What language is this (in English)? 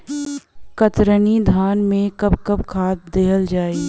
Bhojpuri